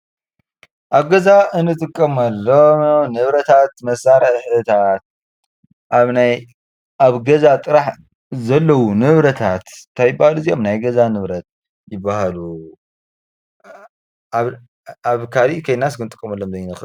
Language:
Tigrinya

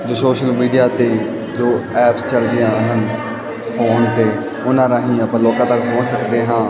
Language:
Punjabi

